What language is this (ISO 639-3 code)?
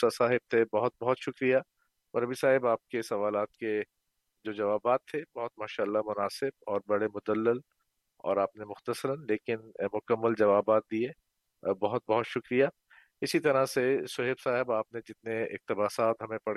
urd